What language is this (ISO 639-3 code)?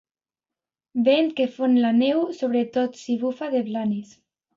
cat